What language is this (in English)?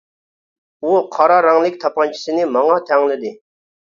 Uyghur